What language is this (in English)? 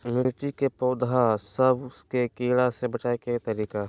Magahi